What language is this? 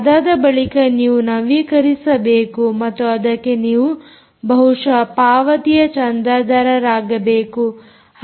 Kannada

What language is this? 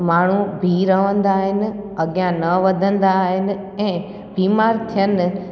Sindhi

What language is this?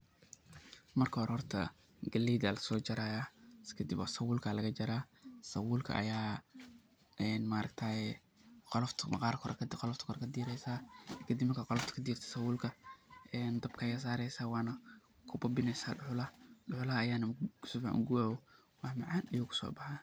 Somali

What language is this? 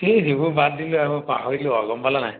Assamese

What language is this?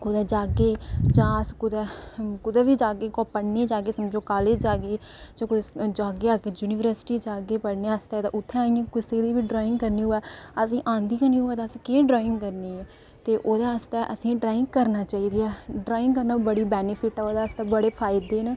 Dogri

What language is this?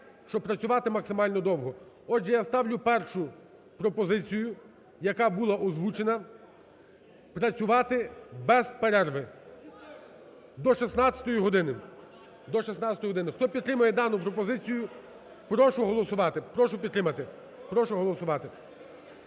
Ukrainian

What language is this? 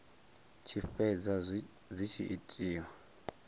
Venda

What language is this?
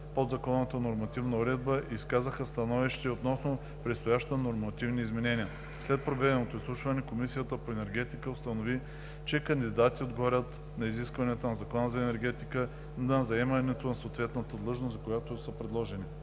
Bulgarian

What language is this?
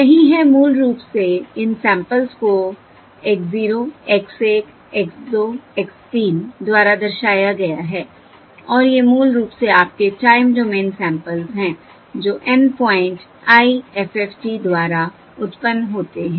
Hindi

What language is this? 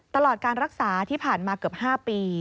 Thai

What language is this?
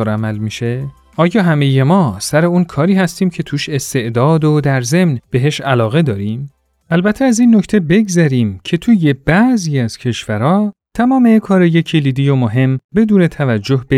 Persian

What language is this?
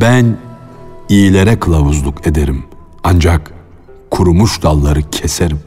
Turkish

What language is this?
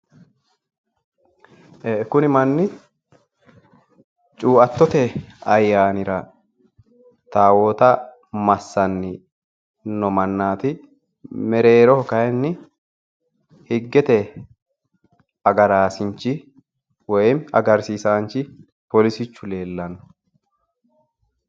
Sidamo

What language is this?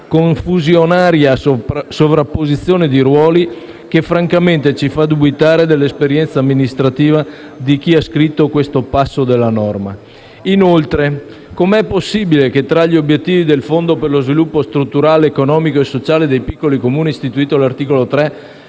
Italian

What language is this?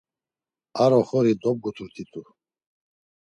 Laz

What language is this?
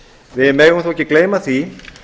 Icelandic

